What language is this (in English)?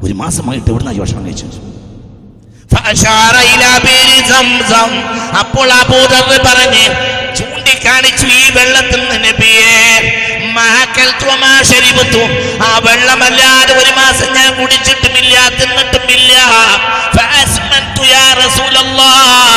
Malayalam